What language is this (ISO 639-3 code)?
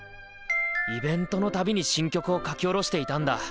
jpn